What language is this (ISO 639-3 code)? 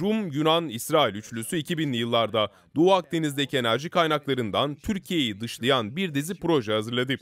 tur